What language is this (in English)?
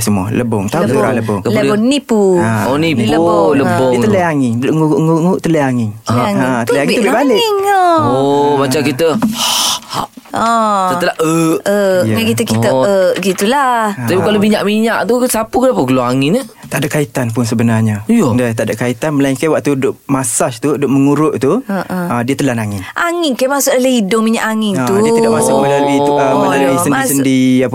Malay